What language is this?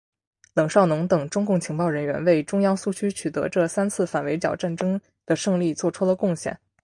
Chinese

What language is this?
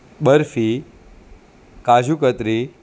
Gujarati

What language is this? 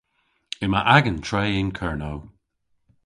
Cornish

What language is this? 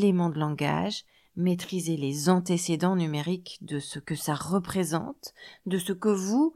French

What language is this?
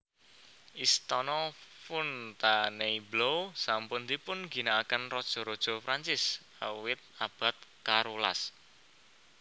Javanese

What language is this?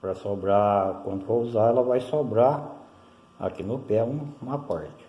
Portuguese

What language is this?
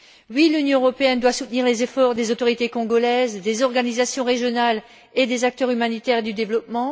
French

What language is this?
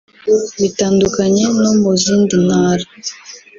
Kinyarwanda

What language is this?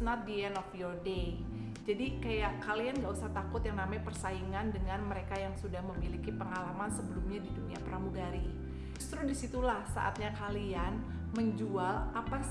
Indonesian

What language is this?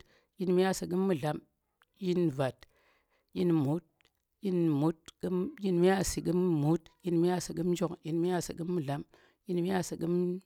Tera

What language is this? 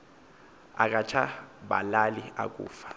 Xhosa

